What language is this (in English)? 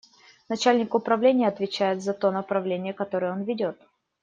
Russian